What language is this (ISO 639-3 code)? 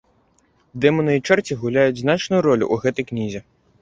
bel